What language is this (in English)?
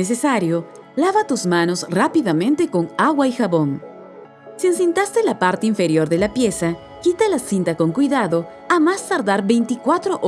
Spanish